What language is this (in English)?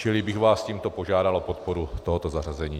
Czech